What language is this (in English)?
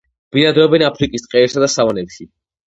Georgian